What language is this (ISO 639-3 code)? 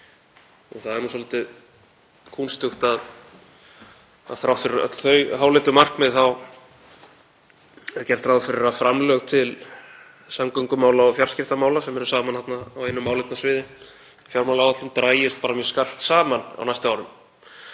isl